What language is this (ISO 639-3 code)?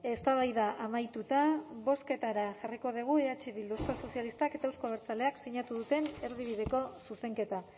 eus